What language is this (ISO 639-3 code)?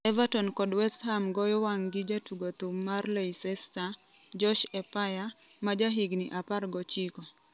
luo